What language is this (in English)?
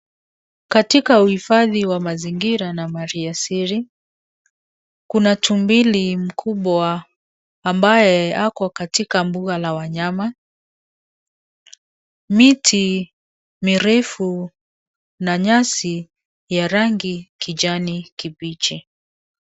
Swahili